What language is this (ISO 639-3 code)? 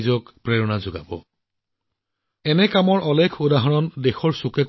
asm